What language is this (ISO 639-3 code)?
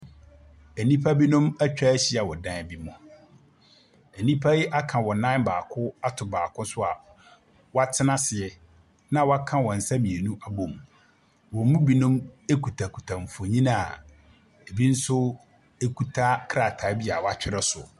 aka